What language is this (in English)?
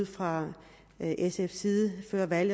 Danish